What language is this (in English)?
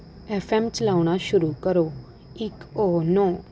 Punjabi